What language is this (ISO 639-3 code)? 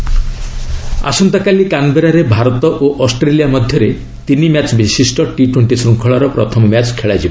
ori